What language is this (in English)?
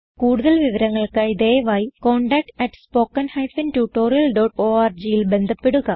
Malayalam